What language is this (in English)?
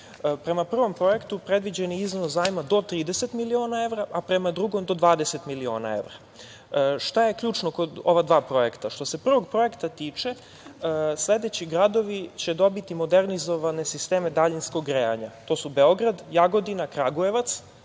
Serbian